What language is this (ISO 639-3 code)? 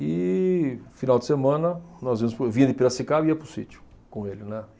por